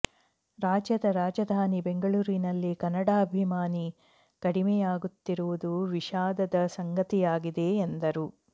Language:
Kannada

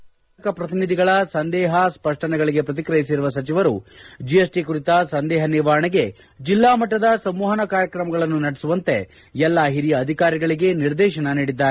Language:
Kannada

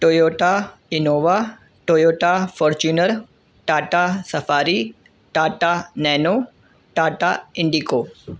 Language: Urdu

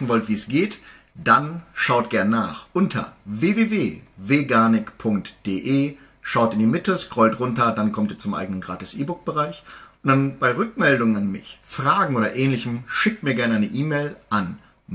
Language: German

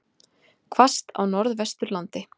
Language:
Icelandic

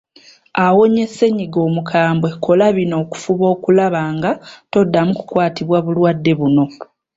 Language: Ganda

